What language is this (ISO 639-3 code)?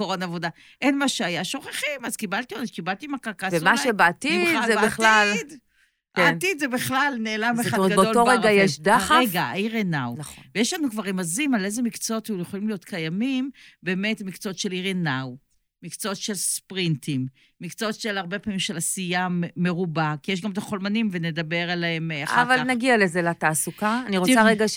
heb